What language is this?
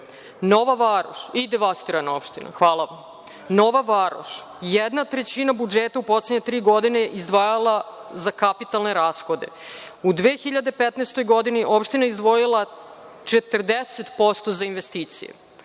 Serbian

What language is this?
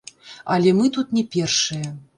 Belarusian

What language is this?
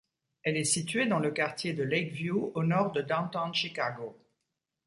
French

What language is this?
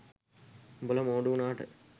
Sinhala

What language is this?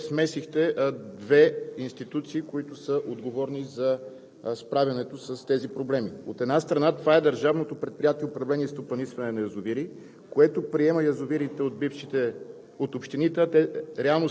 Bulgarian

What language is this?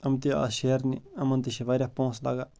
Kashmiri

